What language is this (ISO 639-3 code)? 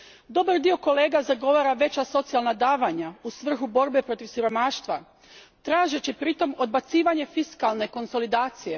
hrv